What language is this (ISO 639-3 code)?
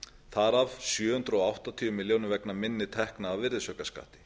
isl